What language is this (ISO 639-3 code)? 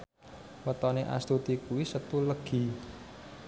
jav